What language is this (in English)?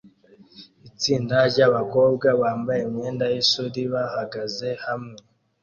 Kinyarwanda